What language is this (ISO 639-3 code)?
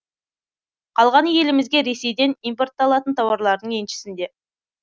kaz